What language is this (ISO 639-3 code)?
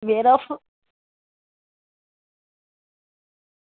doi